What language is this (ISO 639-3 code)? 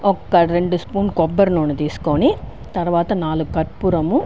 tel